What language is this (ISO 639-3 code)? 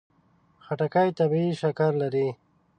pus